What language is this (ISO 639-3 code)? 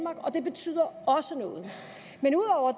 dan